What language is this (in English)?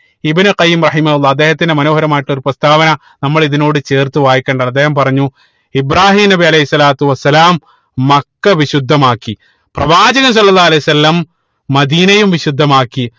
Malayalam